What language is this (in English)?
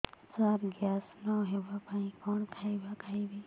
Odia